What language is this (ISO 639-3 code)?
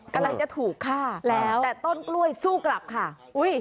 tha